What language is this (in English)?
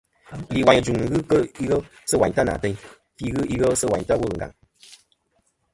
Kom